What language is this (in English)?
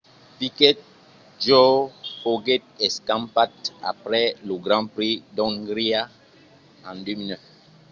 Occitan